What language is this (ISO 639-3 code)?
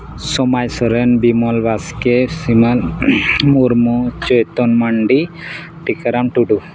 sat